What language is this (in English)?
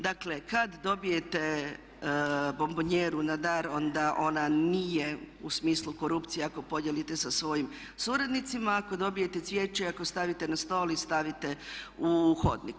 Croatian